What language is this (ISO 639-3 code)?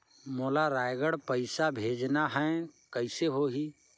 hne